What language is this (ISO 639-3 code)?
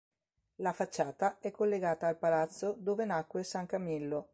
ita